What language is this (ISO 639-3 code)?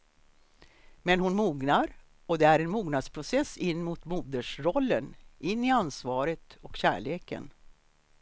swe